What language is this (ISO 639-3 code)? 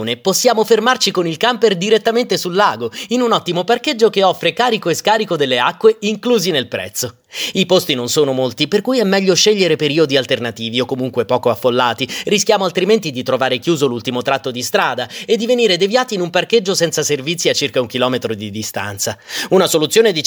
ita